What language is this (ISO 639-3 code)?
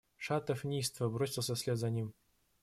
rus